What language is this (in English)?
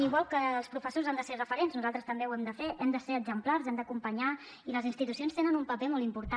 Catalan